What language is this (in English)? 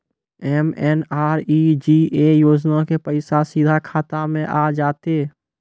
Maithili